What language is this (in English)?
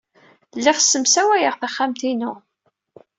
Kabyle